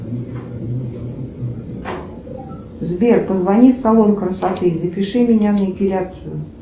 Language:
Russian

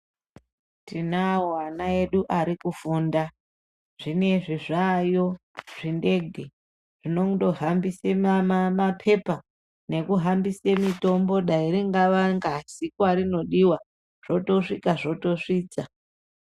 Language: Ndau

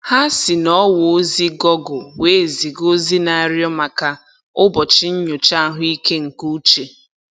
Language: Igbo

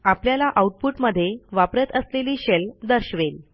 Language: Marathi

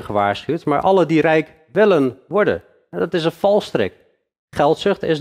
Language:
Dutch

